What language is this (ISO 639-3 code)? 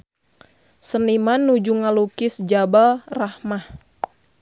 sun